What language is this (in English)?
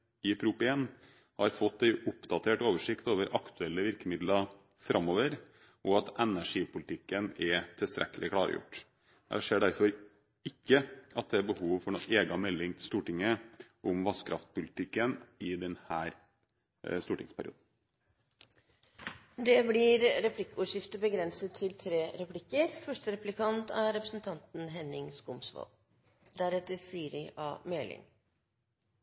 Norwegian Bokmål